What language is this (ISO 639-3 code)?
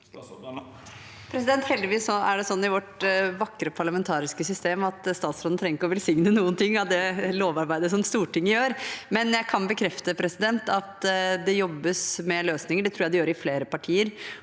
nor